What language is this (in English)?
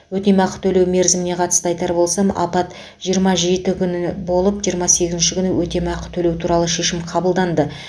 Kazakh